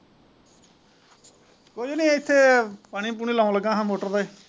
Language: Punjabi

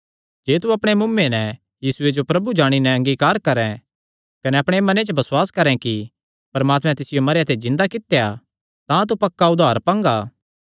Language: Kangri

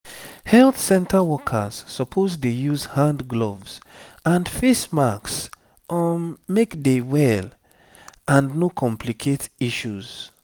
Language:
Nigerian Pidgin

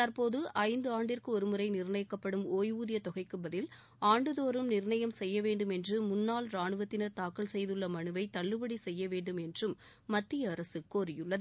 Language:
Tamil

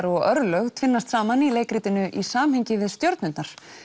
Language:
Icelandic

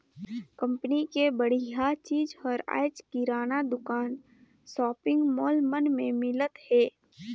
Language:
Chhattisgarhi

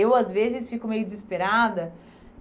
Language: Portuguese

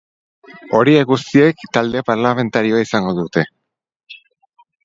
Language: Basque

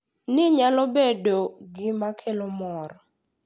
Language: Luo (Kenya and Tanzania)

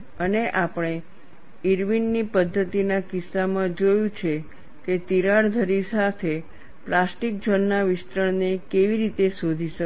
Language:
Gujarati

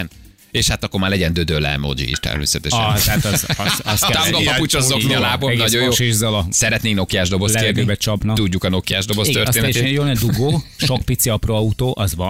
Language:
Hungarian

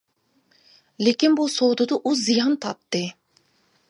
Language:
Uyghur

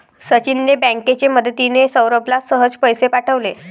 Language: Marathi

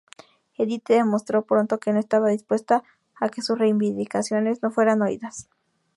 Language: Spanish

